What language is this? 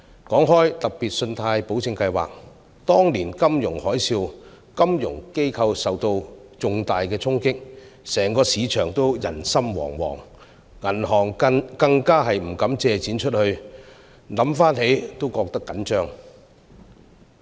Cantonese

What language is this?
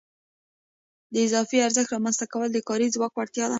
Pashto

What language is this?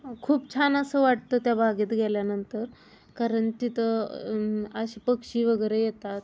Marathi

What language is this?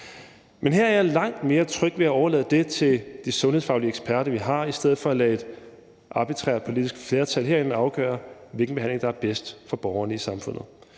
Danish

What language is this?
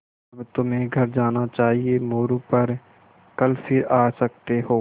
Hindi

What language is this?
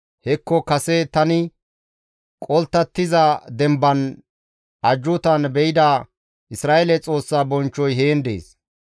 Gamo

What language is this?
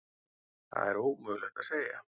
Icelandic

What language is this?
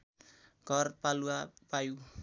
Nepali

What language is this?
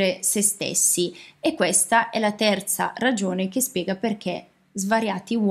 Italian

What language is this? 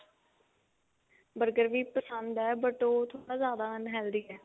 Punjabi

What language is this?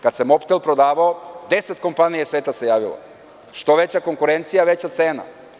Serbian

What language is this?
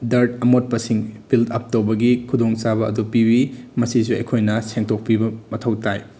Manipuri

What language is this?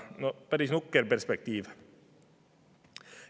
Estonian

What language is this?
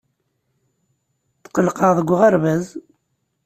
Kabyle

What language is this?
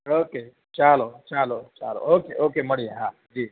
Gujarati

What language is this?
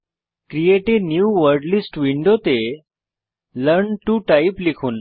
Bangla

